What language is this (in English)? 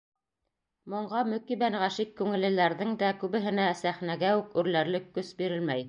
Bashkir